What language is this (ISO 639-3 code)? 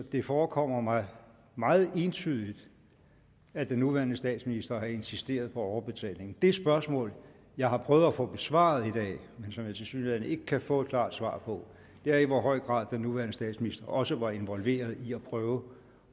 dan